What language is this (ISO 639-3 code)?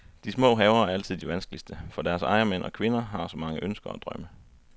dan